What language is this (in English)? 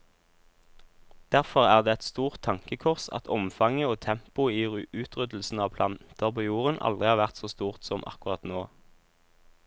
Norwegian